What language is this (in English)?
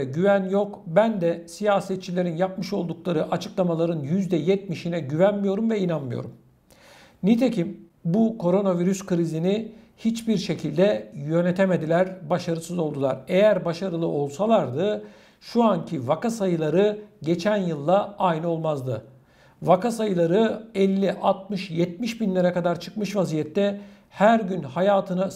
Turkish